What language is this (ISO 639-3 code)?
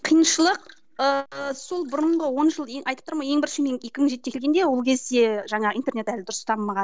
kaz